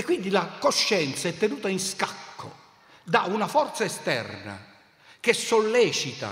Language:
Italian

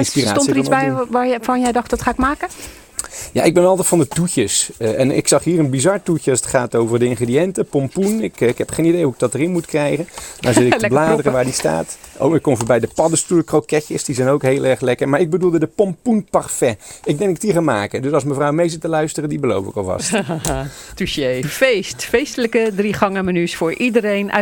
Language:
Dutch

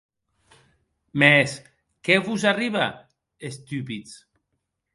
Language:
Occitan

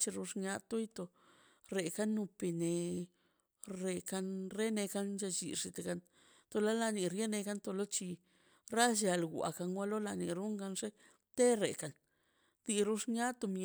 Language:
Mazaltepec Zapotec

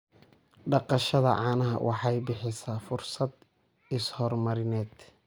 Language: Somali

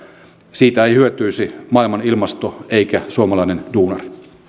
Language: Finnish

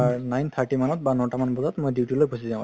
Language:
Assamese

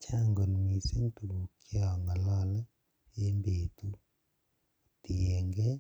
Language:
Kalenjin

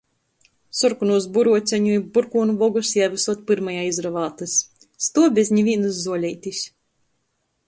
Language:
Latgalian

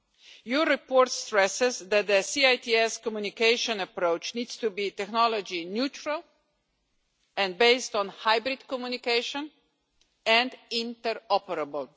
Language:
English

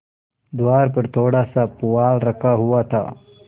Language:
Hindi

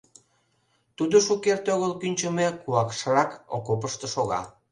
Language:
Mari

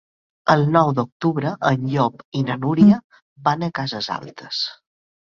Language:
Catalan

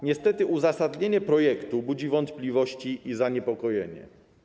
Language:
Polish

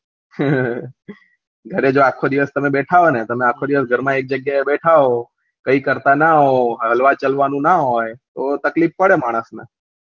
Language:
Gujarati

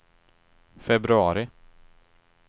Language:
Swedish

